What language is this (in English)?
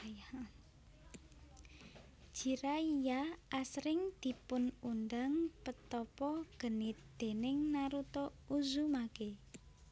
Javanese